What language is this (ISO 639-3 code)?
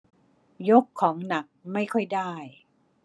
tha